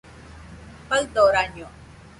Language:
Nüpode Huitoto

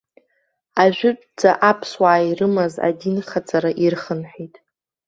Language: Abkhazian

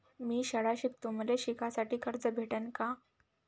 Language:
Marathi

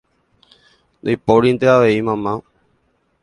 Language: Guarani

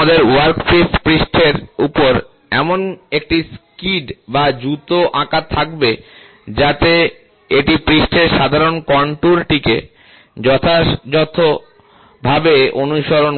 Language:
Bangla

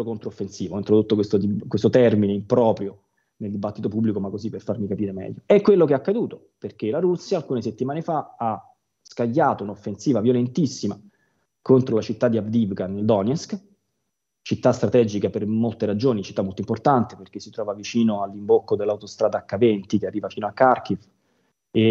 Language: Italian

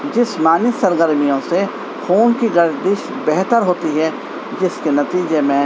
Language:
Urdu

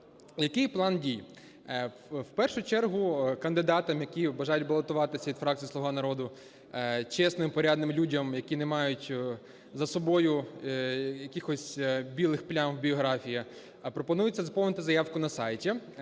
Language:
Ukrainian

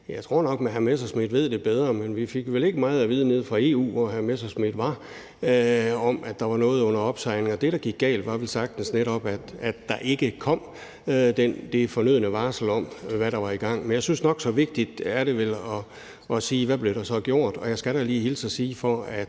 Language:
Danish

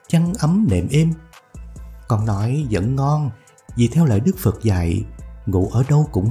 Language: Vietnamese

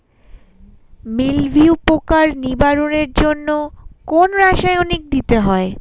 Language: Bangla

